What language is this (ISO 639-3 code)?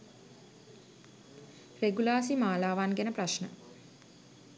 sin